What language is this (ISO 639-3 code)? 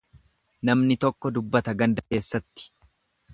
orm